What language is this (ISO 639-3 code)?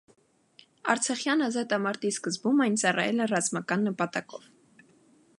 hye